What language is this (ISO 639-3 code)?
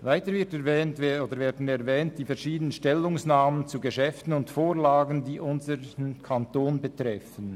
gsw